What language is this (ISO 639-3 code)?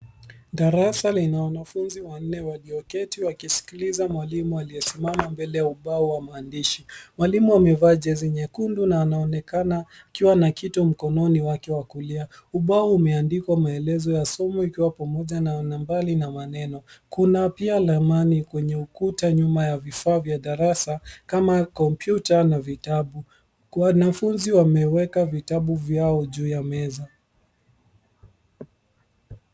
swa